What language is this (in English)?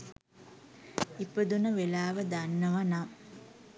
Sinhala